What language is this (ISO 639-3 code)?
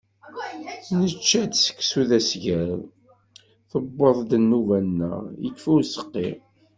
kab